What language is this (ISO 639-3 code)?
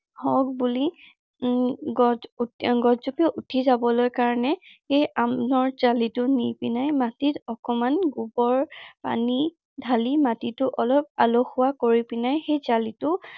asm